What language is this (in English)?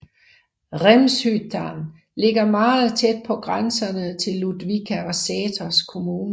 Danish